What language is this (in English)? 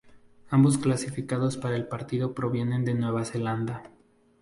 Spanish